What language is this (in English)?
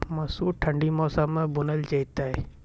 Maithili